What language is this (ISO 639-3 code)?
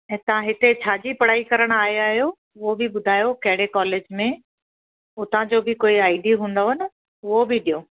snd